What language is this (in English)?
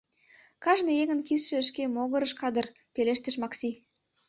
Mari